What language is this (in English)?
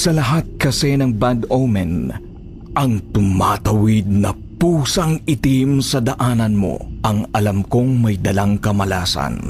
Filipino